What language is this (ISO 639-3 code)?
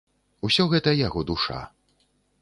bel